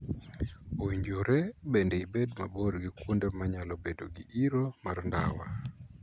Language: Luo (Kenya and Tanzania)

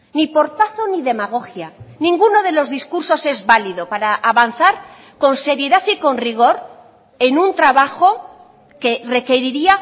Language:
Spanish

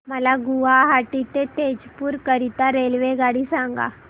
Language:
Marathi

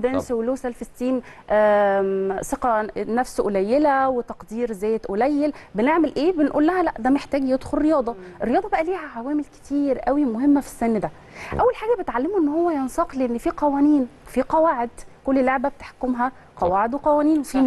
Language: Arabic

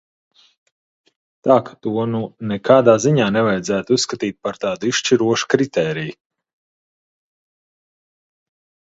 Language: Latvian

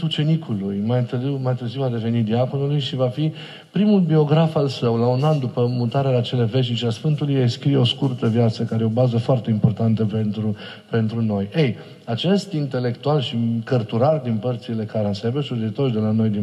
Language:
Romanian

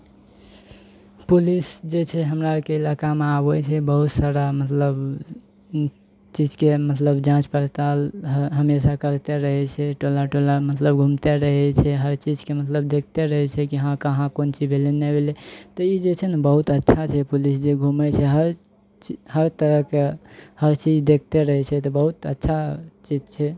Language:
Maithili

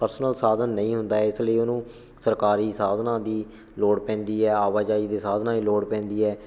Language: Punjabi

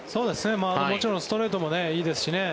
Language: Japanese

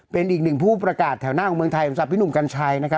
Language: Thai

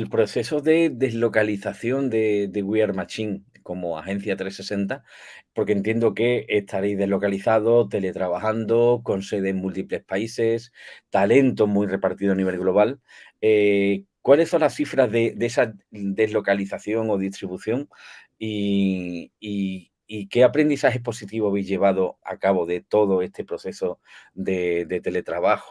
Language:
Spanish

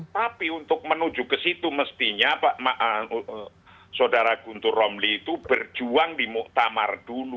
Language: Indonesian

